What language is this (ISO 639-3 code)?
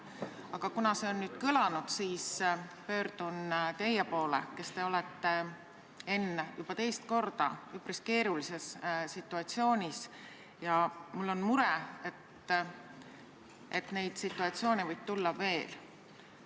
est